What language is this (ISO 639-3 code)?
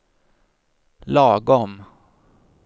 swe